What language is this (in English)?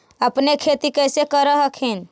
Magahi